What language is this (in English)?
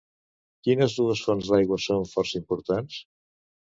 Catalan